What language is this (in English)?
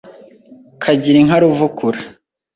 Kinyarwanda